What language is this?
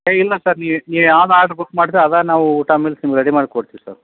Kannada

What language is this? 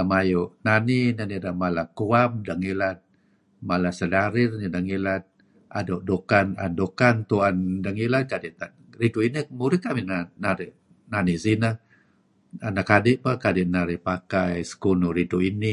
Kelabit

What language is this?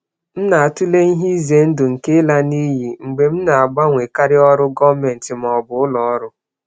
Igbo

